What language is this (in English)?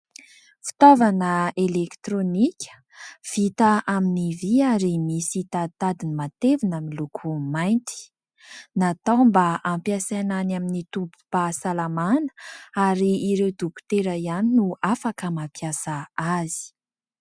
Malagasy